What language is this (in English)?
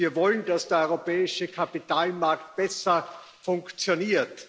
German